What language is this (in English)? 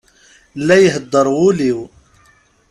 Kabyle